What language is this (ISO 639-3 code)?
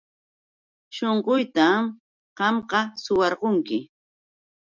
qux